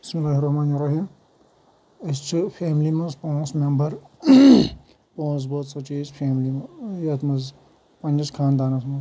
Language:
Kashmiri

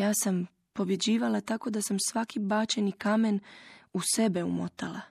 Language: Croatian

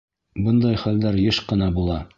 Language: Bashkir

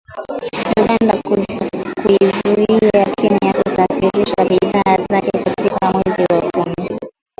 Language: Swahili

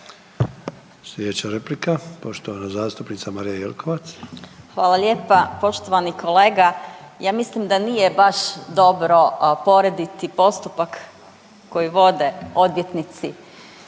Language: Croatian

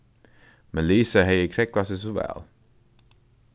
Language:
Faroese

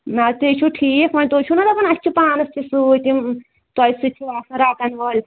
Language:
Kashmiri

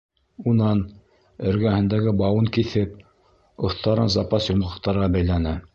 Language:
Bashkir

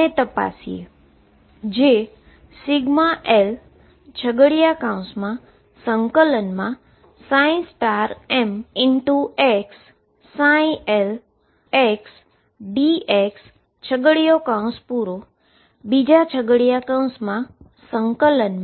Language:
Gujarati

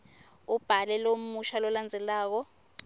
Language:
Swati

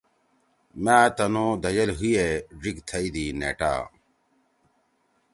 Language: Torwali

